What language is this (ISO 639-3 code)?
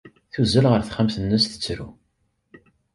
kab